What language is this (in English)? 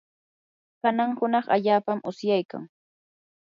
Yanahuanca Pasco Quechua